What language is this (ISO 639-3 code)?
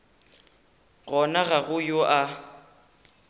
nso